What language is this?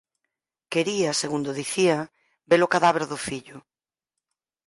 Galician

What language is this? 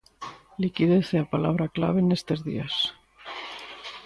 Galician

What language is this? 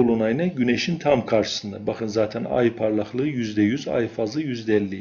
Turkish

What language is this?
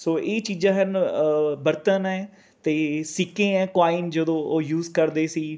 Punjabi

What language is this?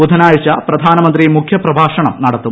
Malayalam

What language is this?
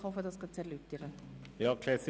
Swiss German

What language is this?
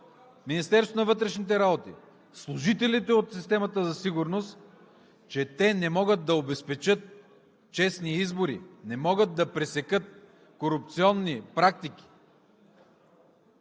Bulgarian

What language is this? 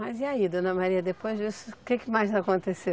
Portuguese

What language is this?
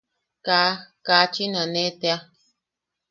Yaqui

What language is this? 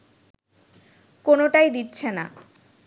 Bangla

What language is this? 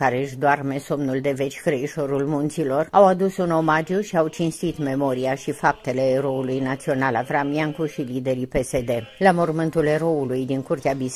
Romanian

